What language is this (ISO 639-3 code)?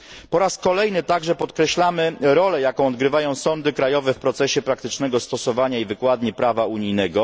pol